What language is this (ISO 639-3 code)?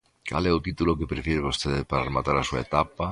glg